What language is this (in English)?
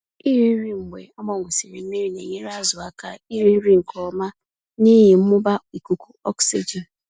Igbo